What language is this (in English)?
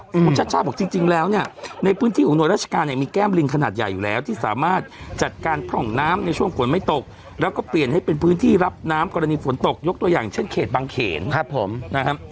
Thai